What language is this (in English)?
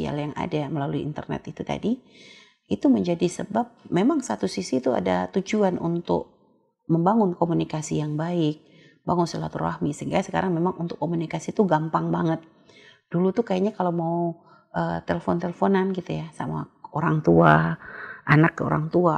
Indonesian